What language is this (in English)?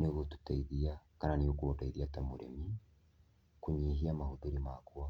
Kikuyu